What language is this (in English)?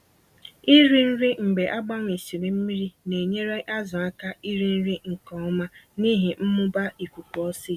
Igbo